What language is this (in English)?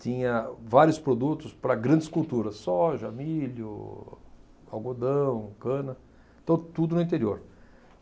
Portuguese